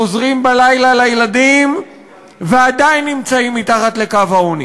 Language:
Hebrew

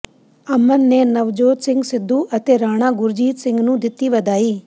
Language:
Punjabi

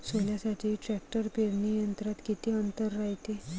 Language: Marathi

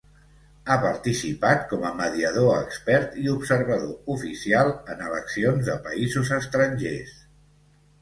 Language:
Catalan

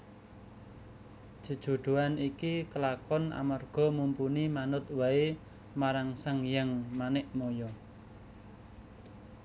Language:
Javanese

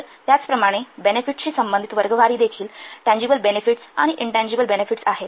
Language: Marathi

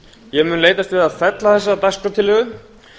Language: Icelandic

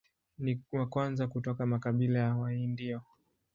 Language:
Swahili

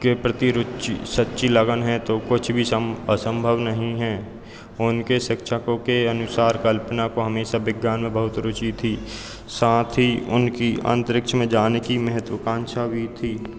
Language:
Hindi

